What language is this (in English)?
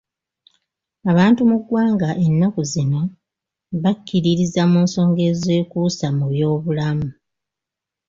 Ganda